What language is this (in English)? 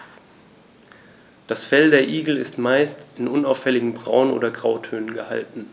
German